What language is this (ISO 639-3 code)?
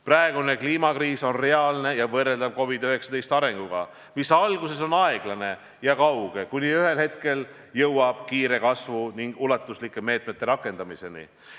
est